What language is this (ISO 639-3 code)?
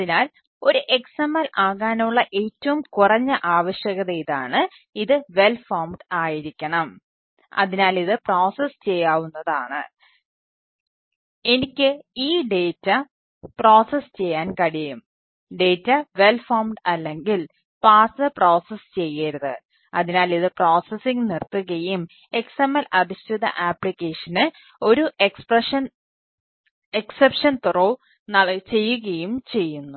mal